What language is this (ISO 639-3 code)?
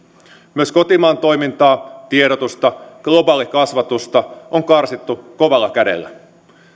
fin